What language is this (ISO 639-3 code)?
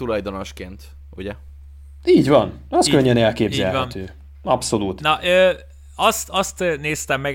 hun